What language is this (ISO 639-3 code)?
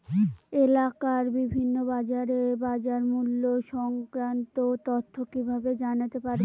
ben